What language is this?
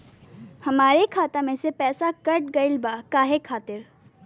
Bhojpuri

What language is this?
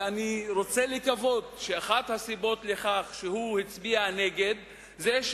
Hebrew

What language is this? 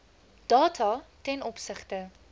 Afrikaans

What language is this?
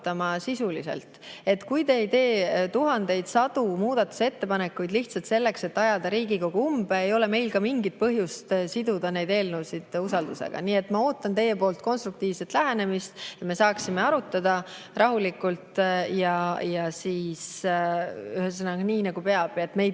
Estonian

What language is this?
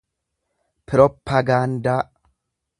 Oromo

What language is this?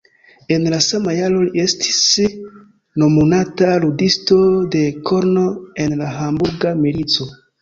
Esperanto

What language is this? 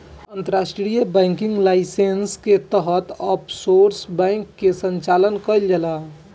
Bhojpuri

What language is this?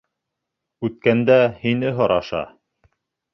Bashkir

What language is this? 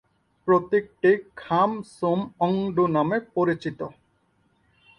Bangla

